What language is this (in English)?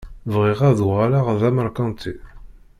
Kabyle